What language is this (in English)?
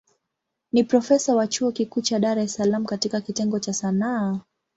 Swahili